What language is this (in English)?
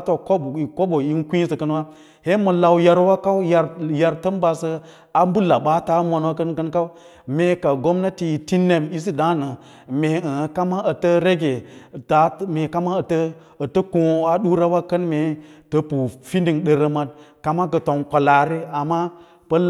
Lala-Roba